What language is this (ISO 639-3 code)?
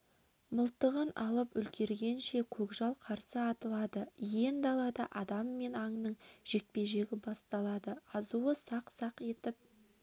kaz